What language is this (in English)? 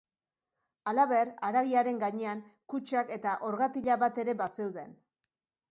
Basque